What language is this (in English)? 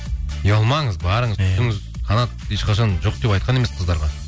Kazakh